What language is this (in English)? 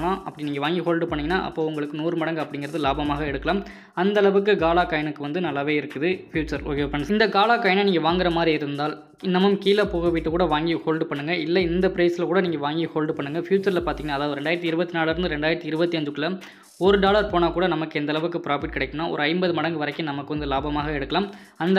Tamil